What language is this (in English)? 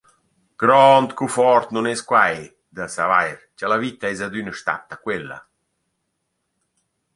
Romansh